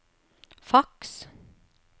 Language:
Norwegian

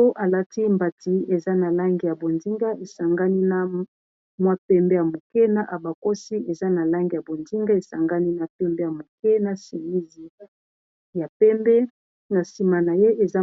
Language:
Lingala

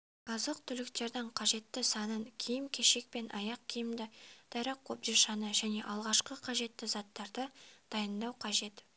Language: Kazakh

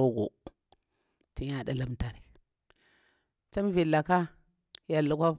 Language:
Bura-Pabir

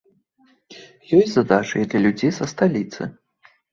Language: Belarusian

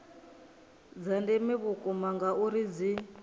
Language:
Venda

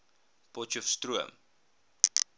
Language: Afrikaans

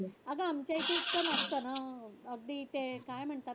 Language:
Marathi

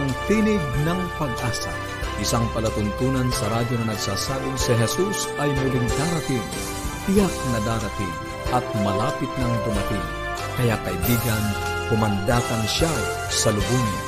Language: Filipino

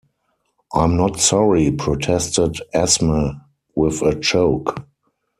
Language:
English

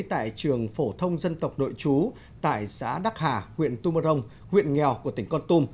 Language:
Vietnamese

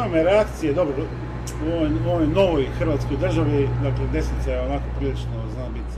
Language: Croatian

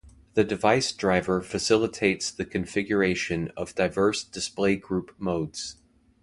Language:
English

